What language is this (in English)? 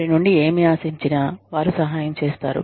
Telugu